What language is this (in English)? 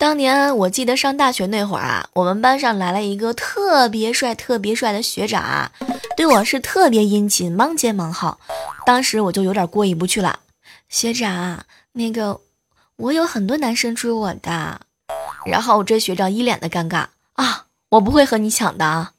Chinese